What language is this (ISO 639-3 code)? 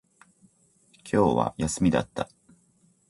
jpn